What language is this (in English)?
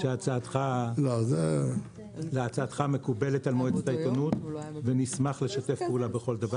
Hebrew